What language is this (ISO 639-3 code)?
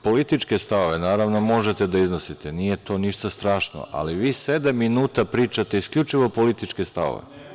srp